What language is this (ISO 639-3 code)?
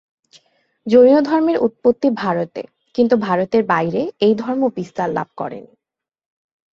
ben